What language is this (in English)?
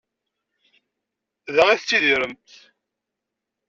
Kabyle